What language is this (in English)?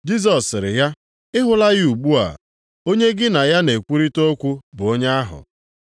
Igbo